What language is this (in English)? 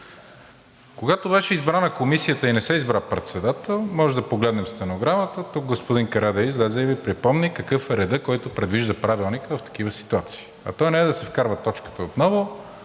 Bulgarian